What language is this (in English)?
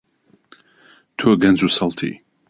Central Kurdish